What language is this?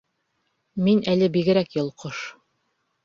Bashkir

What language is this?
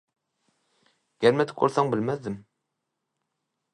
Turkmen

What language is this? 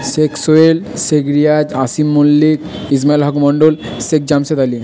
Bangla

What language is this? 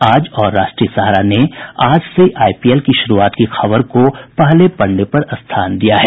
Hindi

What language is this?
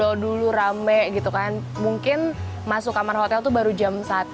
Indonesian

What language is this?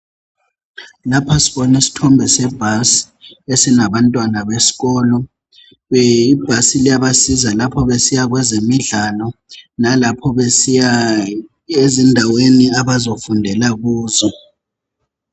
North Ndebele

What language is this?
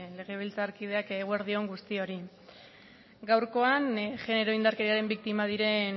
Basque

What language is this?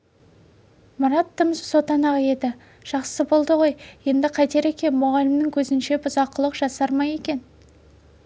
Kazakh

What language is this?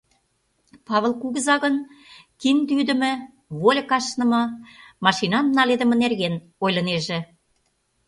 Mari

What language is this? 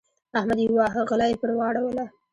Pashto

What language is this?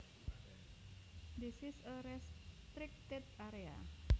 Javanese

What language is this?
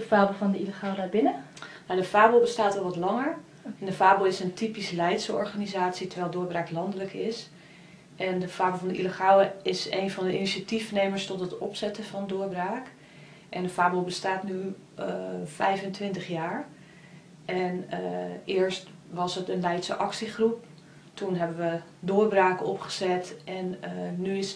Dutch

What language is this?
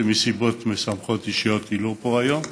Hebrew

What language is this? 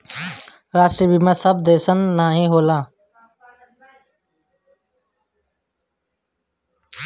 Bhojpuri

